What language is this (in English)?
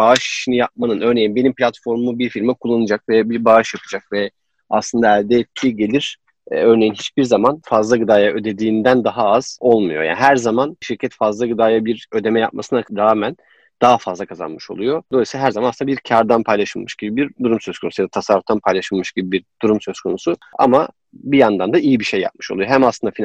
Turkish